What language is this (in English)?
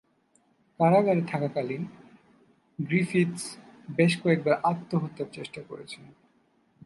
Bangla